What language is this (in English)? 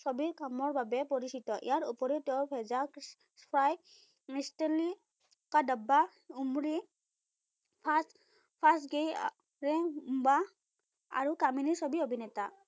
Assamese